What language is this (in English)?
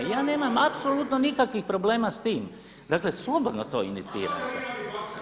Croatian